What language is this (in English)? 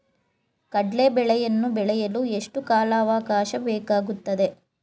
Kannada